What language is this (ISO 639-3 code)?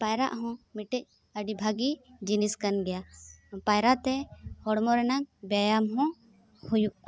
sat